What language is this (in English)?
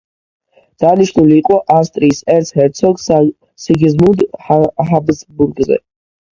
Georgian